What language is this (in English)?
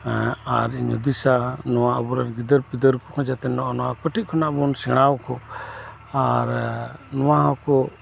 Santali